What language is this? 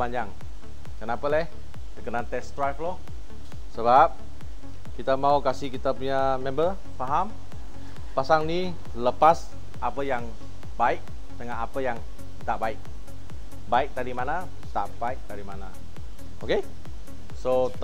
Malay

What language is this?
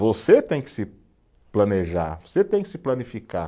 Portuguese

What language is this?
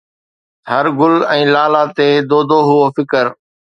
Sindhi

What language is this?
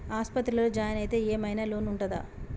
Telugu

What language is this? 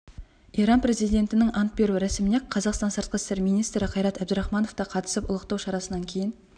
Kazakh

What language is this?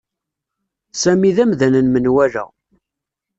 Kabyle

